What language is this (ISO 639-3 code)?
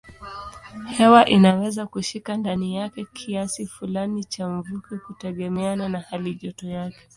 swa